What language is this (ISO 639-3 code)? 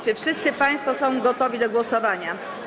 pol